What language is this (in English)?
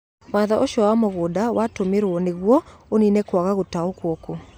Kikuyu